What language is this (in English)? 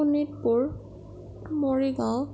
Assamese